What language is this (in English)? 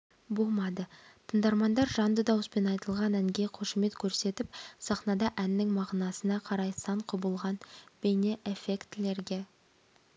Kazakh